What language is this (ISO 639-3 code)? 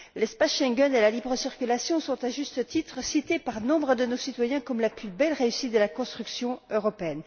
fra